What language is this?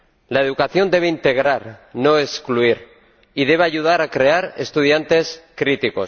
Spanish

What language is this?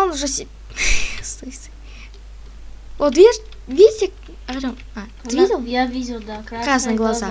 Russian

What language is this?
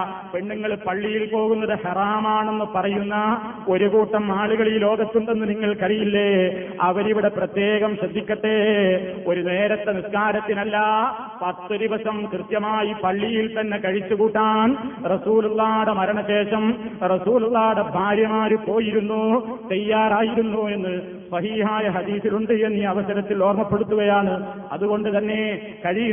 Malayalam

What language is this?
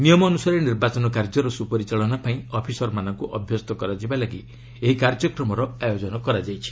Odia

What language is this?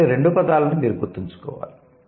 Telugu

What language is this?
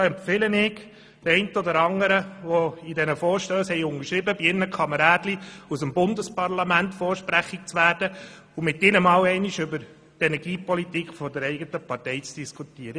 Swiss German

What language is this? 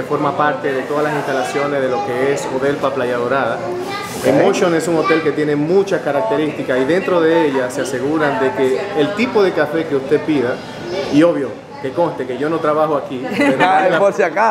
Spanish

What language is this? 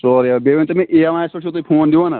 Kashmiri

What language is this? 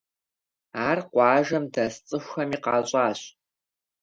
Kabardian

